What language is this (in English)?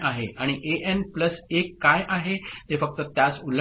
Marathi